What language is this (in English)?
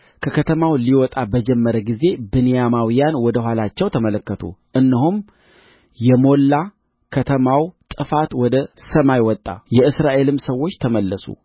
Amharic